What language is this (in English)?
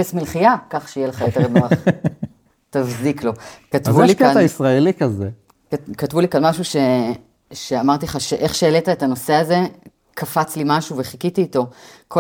Hebrew